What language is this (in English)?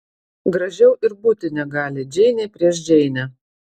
Lithuanian